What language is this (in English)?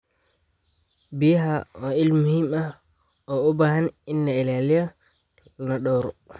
Somali